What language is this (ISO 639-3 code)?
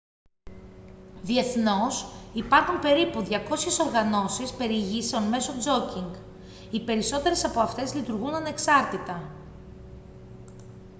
ell